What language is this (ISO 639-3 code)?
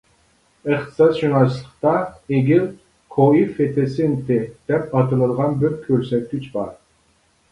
uig